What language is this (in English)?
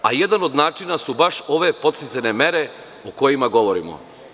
Serbian